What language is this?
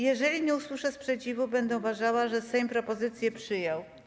Polish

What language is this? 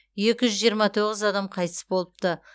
Kazakh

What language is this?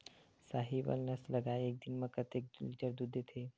Chhattisgarhi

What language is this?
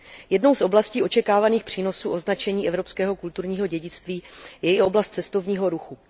Czech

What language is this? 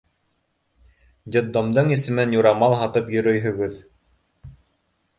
Bashkir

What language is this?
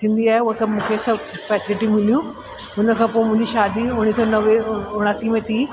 Sindhi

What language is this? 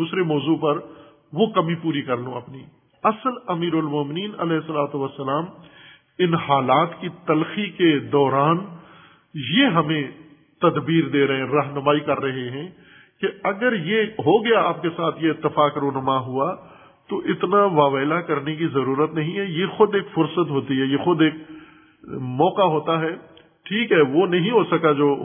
Urdu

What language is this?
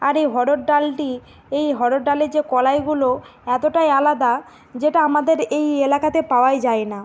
Bangla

